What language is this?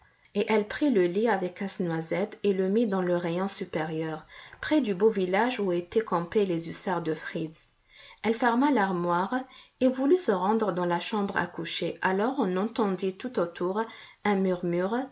French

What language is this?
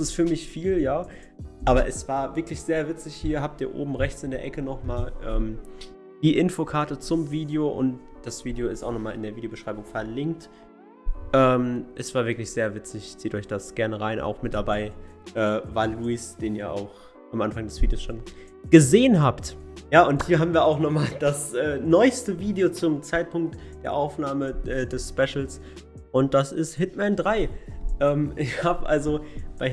German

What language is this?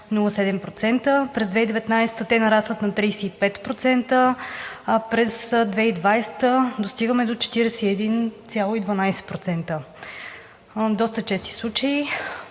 Bulgarian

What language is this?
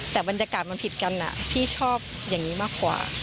Thai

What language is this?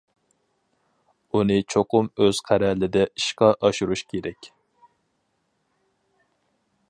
Uyghur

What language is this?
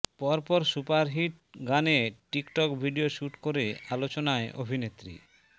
Bangla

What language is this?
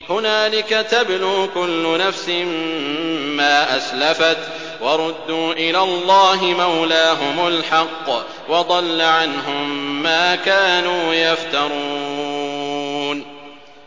Arabic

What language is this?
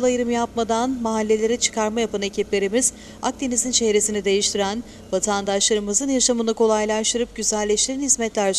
Turkish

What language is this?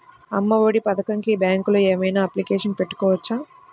Telugu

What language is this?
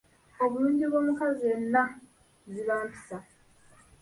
Ganda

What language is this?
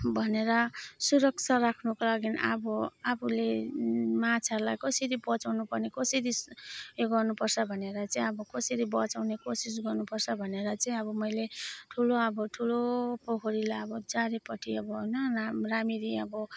Nepali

